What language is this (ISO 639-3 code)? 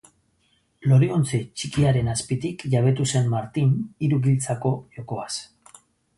eus